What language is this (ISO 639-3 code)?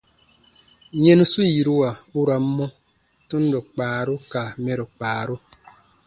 bba